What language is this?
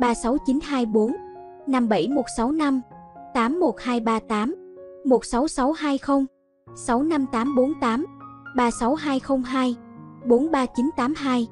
Vietnamese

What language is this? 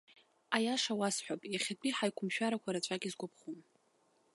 Abkhazian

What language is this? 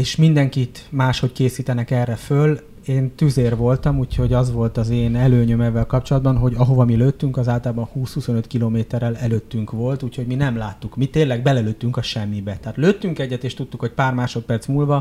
Hungarian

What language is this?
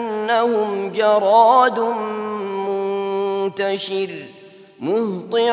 Arabic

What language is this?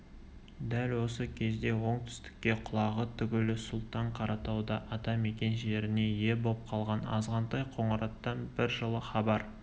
Kazakh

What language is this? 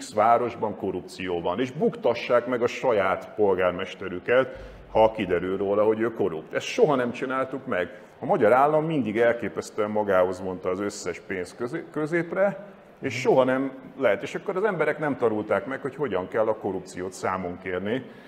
Hungarian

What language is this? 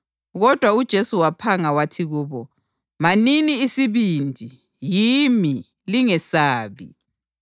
North Ndebele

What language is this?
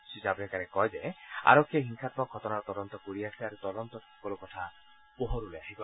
Assamese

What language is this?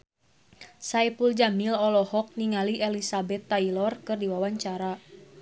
Sundanese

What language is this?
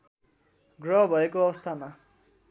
Nepali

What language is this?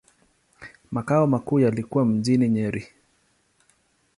Swahili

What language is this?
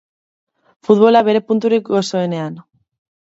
Basque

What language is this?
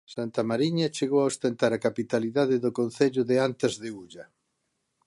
Galician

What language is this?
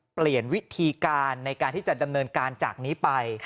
Thai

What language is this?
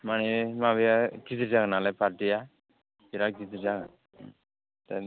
Bodo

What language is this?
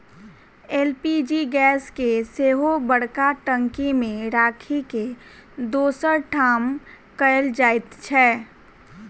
Maithili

